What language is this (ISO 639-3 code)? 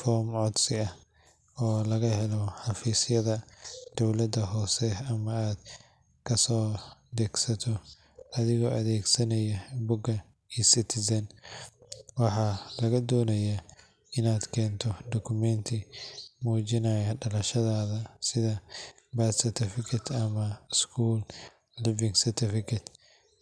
som